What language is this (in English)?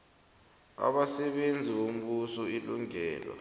South Ndebele